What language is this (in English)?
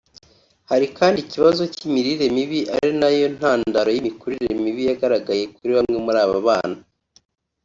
Kinyarwanda